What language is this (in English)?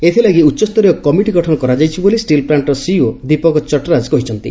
Odia